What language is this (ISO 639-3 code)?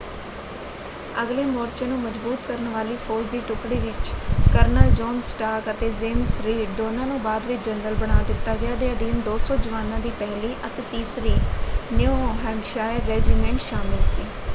pan